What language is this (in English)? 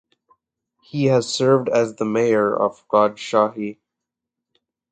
English